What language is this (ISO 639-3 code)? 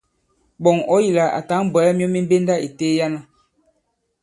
abb